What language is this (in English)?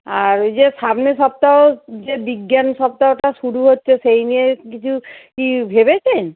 Bangla